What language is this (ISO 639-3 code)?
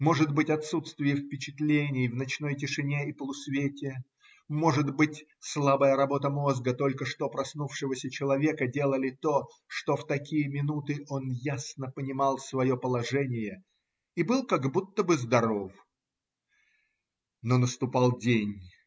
rus